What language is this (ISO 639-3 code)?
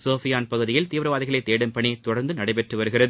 tam